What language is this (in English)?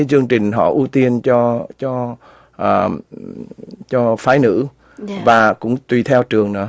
Vietnamese